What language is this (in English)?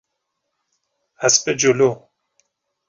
Persian